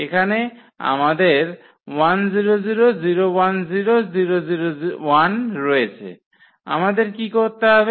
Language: Bangla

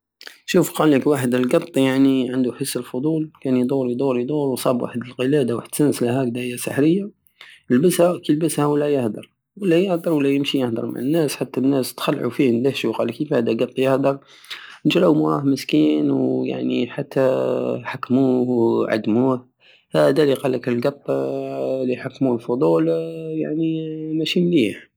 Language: Algerian Saharan Arabic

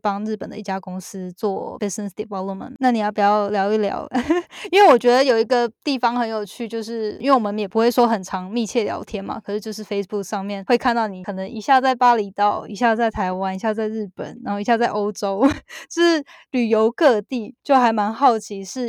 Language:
Chinese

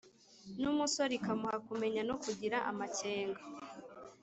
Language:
Kinyarwanda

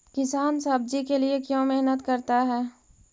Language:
Magahi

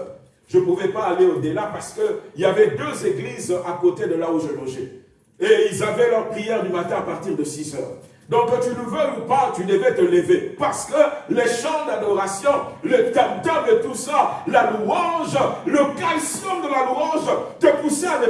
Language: French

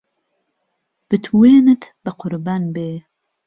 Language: Central Kurdish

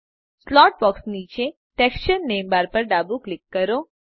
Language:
Gujarati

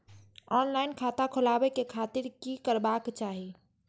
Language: Maithili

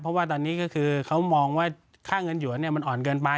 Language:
Thai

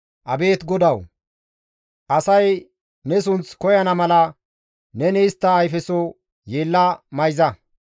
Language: Gamo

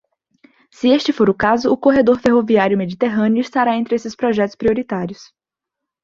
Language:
Portuguese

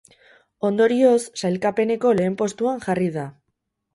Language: Basque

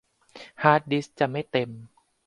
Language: Thai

